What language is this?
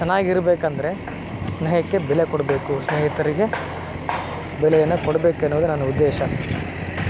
Kannada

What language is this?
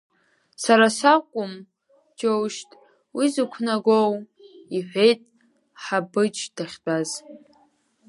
Abkhazian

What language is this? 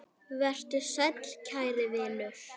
Icelandic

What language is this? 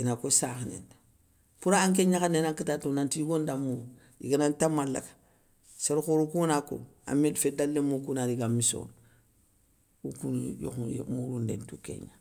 Soninke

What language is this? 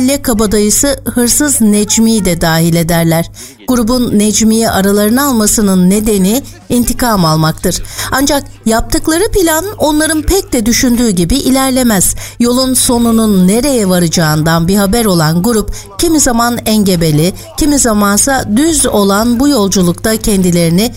Turkish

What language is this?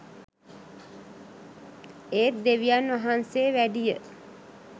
Sinhala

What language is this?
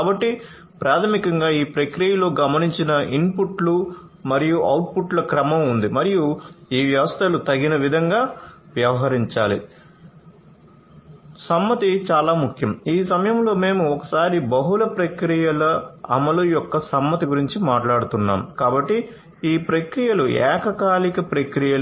Telugu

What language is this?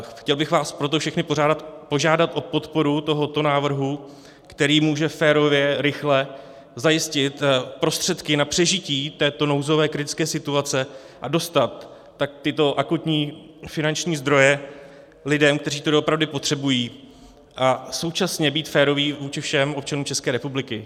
Czech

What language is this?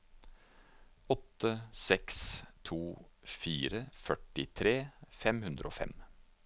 Norwegian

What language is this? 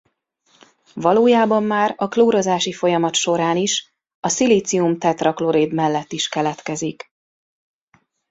Hungarian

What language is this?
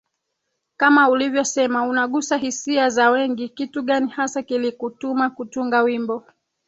Swahili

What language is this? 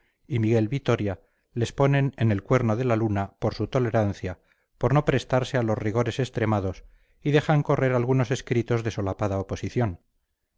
Spanish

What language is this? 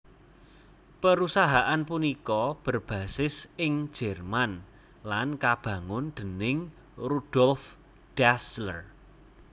Javanese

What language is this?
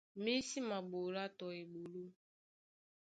Duala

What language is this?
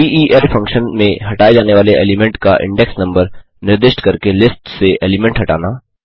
Hindi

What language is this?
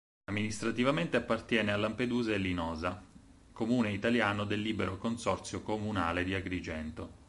Italian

